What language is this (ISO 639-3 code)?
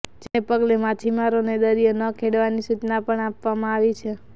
guj